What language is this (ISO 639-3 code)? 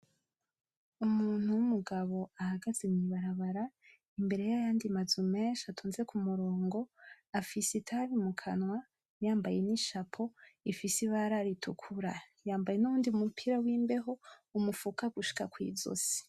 run